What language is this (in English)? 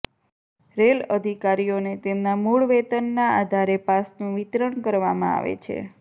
Gujarati